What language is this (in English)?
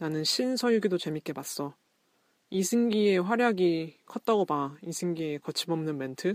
Korean